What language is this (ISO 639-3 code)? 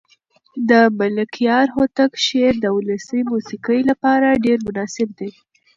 pus